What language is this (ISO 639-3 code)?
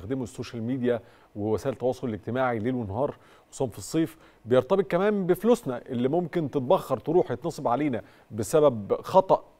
ara